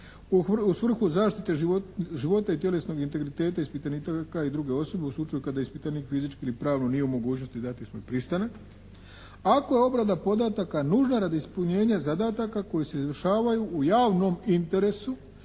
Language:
Croatian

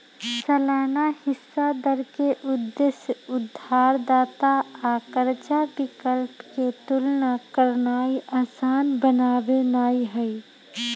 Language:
Magahi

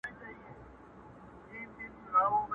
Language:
Pashto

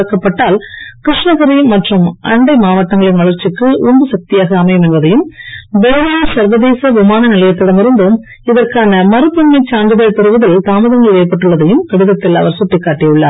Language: Tamil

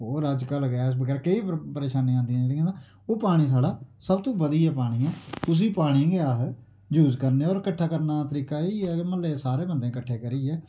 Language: Dogri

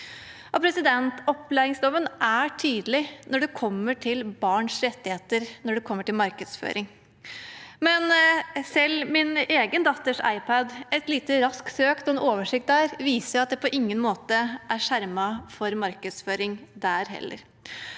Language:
Norwegian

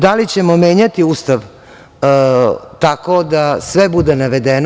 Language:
Serbian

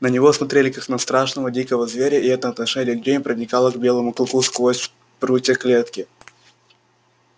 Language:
Russian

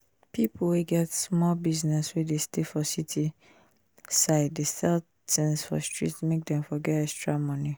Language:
Nigerian Pidgin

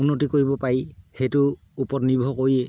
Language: Assamese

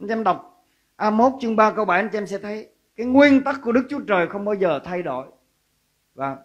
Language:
Vietnamese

